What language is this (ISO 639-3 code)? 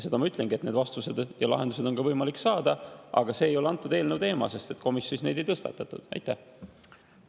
est